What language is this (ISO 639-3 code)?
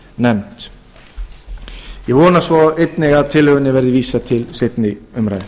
isl